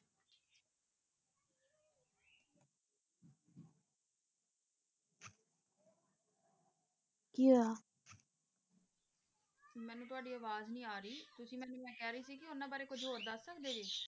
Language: Punjabi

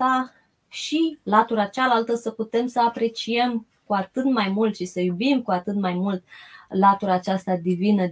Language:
Romanian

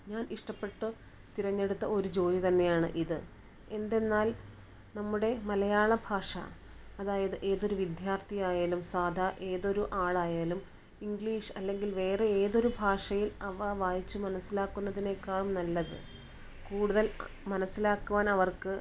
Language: Malayalam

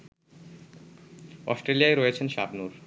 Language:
Bangla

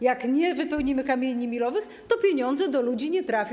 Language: Polish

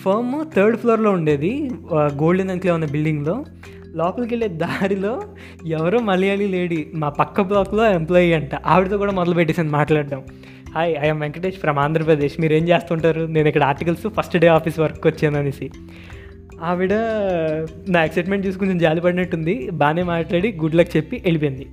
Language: Telugu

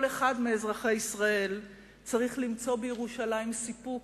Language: Hebrew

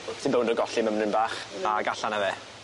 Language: Welsh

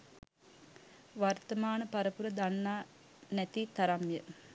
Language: Sinhala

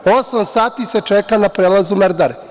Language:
Serbian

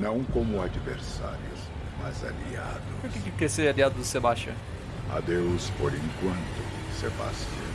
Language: Portuguese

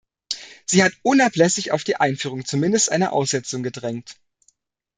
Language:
German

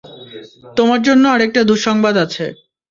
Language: Bangla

